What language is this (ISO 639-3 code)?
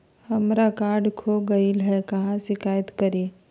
mag